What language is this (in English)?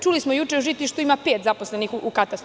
Serbian